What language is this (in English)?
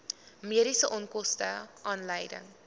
Afrikaans